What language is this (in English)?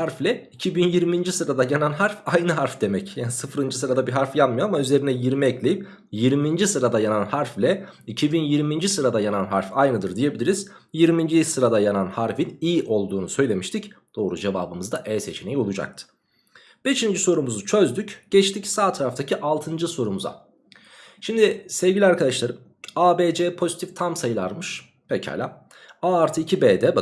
Turkish